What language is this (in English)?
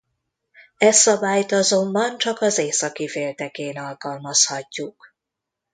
Hungarian